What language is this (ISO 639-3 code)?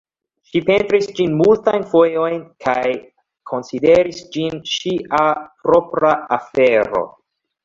epo